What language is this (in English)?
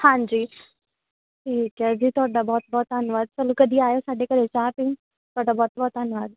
Punjabi